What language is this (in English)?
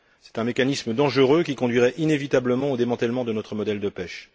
French